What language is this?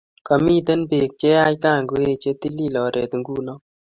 Kalenjin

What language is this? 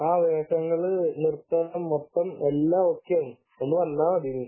Malayalam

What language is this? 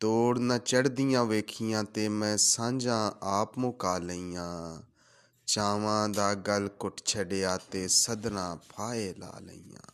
Punjabi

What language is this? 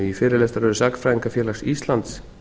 Icelandic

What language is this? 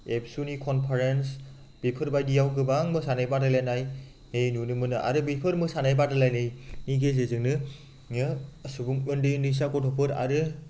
Bodo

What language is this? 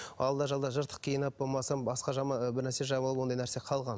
Kazakh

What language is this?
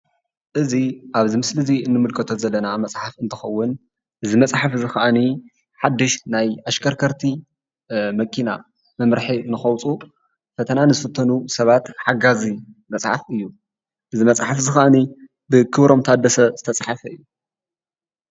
Tigrinya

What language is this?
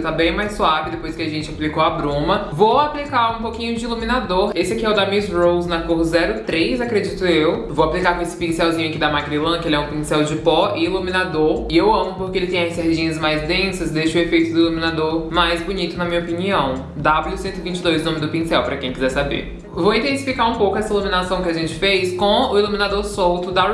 Portuguese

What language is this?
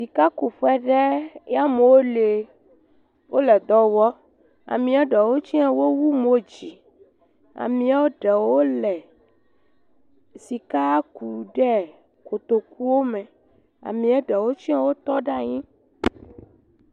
Ewe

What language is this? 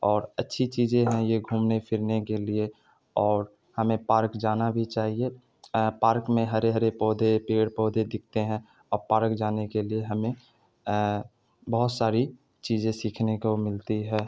Urdu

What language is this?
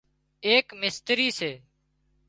Wadiyara Koli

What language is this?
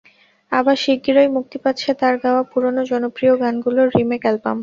Bangla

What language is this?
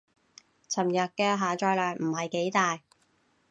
Cantonese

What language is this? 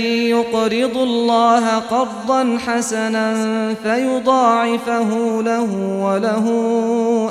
Arabic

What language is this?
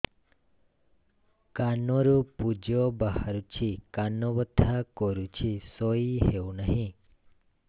Odia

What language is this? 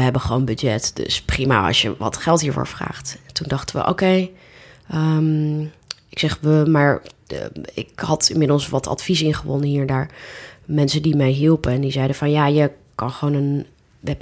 Dutch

